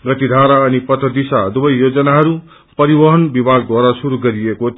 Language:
Nepali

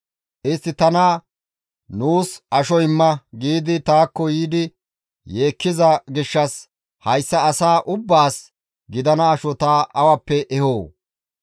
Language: Gamo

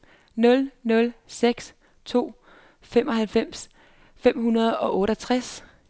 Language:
Danish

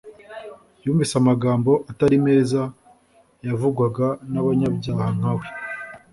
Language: Kinyarwanda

